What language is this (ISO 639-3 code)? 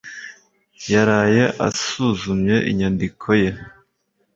kin